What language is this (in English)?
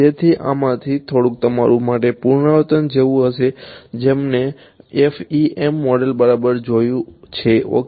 Gujarati